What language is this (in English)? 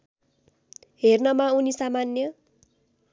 Nepali